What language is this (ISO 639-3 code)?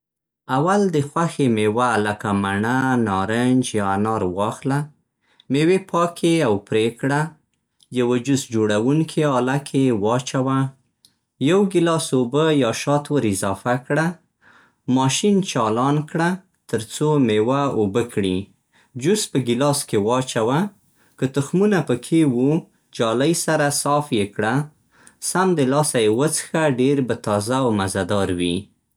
pst